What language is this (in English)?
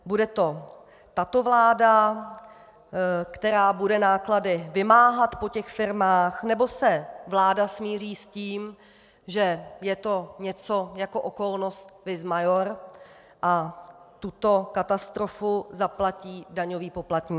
Czech